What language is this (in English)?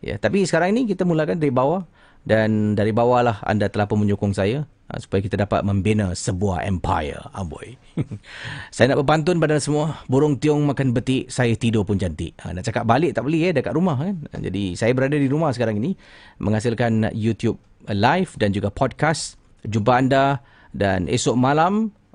Malay